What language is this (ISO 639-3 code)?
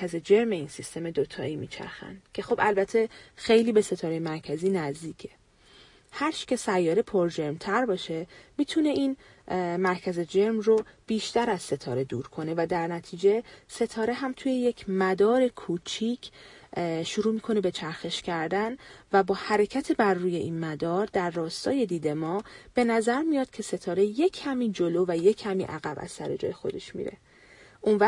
fas